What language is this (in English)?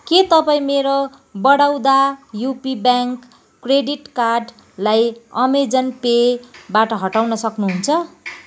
Nepali